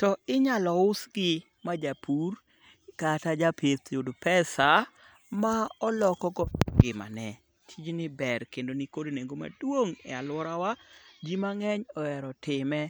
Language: Luo (Kenya and Tanzania)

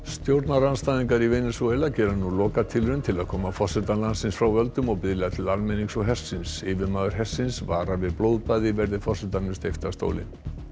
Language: Icelandic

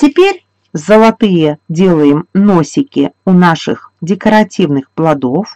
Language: Russian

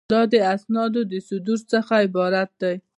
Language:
Pashto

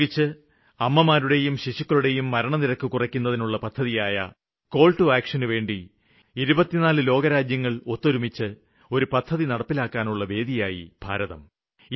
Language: Malayalam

